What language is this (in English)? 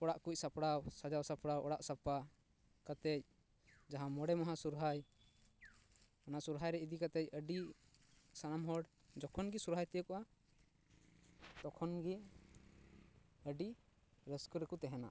Santali